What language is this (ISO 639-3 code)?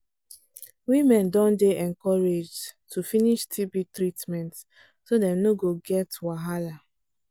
pcm